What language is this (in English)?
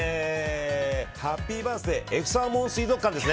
Japanese